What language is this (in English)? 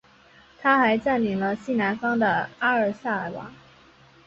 Chinese